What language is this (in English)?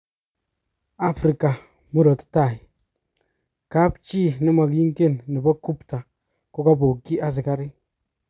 Kalenjin